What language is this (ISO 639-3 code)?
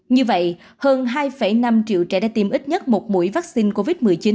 vie